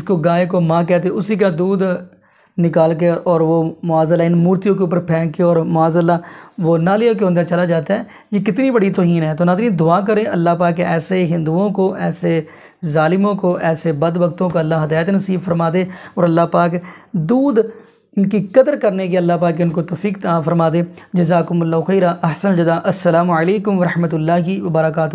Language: Hindi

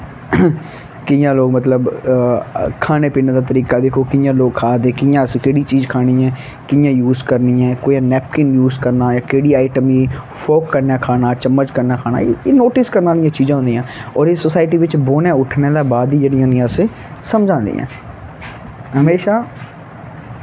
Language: Dogri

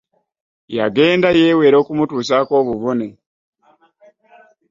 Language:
Ganda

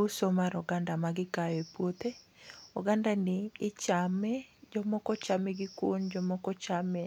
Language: Luo (Kenya and Tanzania)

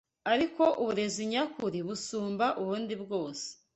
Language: Kinyarwanda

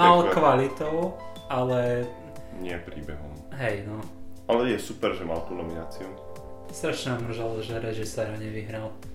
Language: Slovak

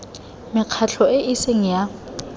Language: Tswana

